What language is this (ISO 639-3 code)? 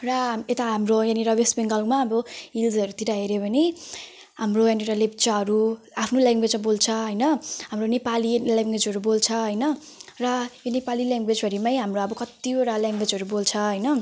nep